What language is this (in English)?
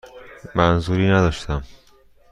Persian